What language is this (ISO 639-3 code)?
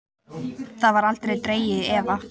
isl